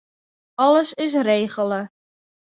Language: Western Frisian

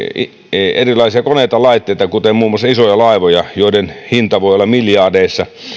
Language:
Finnish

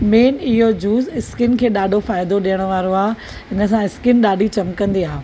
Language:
Sindhi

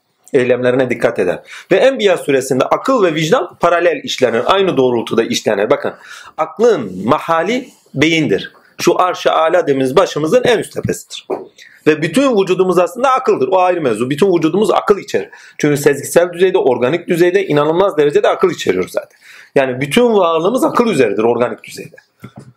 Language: Turkish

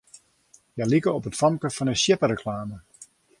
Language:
Western Frisian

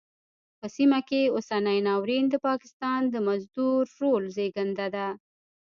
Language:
Pashto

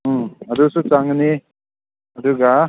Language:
Manipuri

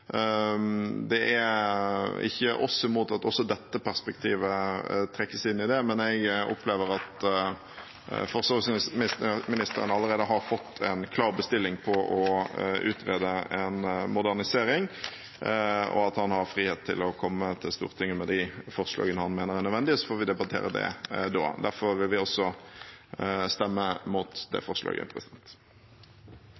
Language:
Norwegian Bokmål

